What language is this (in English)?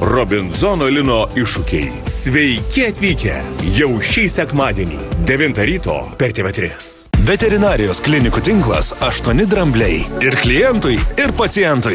Lithuanian